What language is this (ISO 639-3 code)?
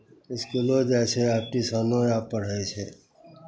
mai